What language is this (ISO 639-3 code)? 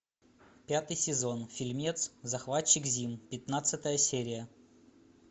rus